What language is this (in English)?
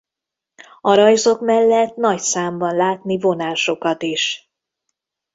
Hungarian